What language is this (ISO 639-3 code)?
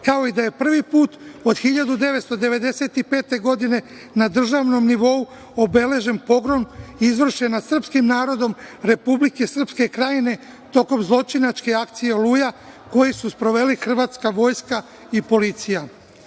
srp